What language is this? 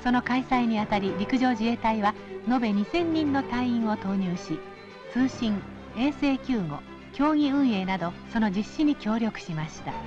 Japanese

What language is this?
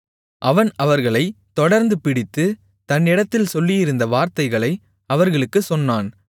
Tamil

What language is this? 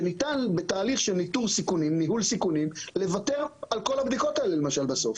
Hebrew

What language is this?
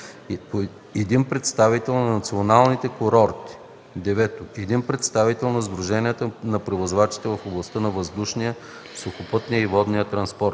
Bulgarian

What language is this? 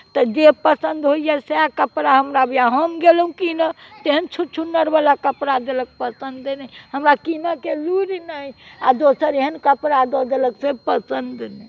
Maithili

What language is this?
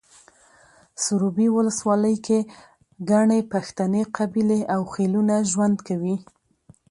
Pashto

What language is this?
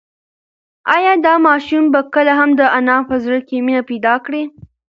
Pashto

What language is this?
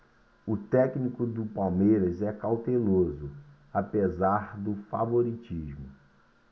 Portuguese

